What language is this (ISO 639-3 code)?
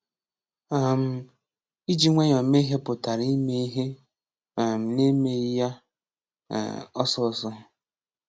ibo